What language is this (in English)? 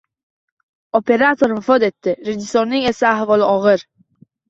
Uzbek